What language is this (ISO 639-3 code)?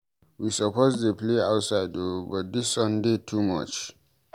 pcm